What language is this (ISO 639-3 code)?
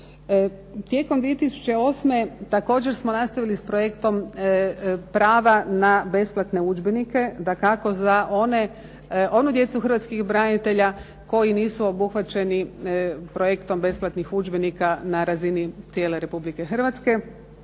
hrv